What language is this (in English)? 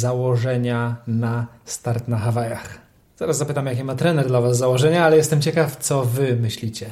Polish